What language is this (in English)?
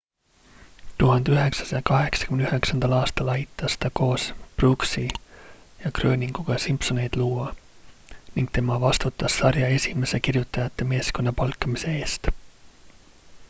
Estonian